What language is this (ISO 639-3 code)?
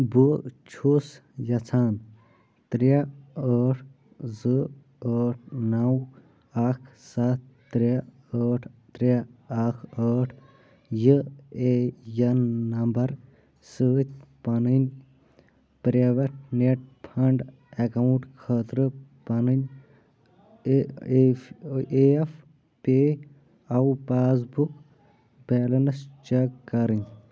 kas